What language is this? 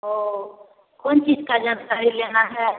Maithili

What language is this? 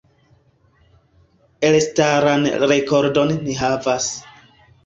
Esperanto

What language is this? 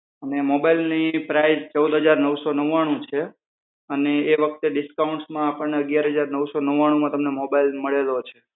Gujarati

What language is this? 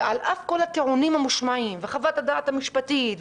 Hebrew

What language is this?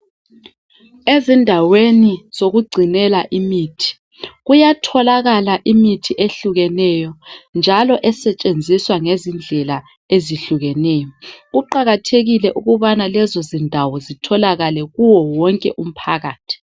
North Ndebele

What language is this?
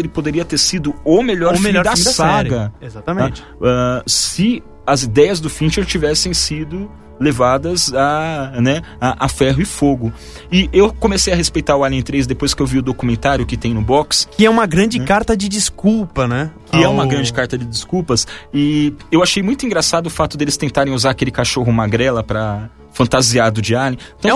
Portuguese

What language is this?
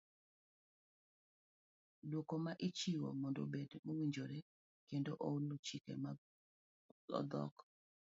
Luo (Kenya and Tanzania)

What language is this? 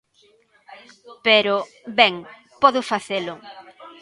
Galician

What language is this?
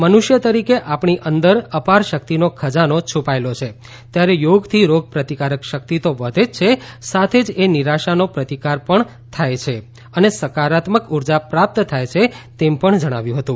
Gujarati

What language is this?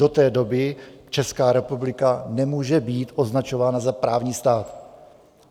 Czech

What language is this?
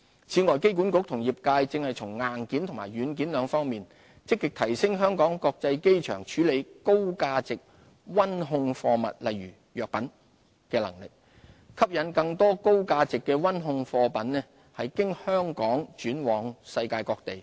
Cantonese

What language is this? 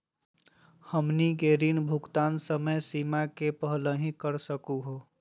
Magahi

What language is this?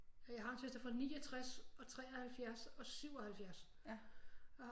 Danish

